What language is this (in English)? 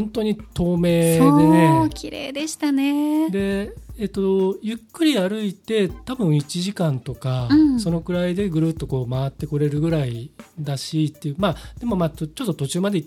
Japanese